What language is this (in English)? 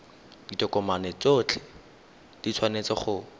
Tswana